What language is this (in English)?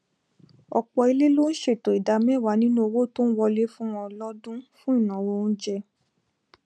Yoruba